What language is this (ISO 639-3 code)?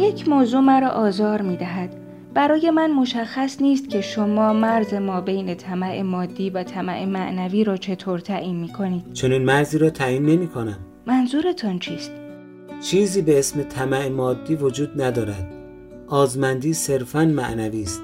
fas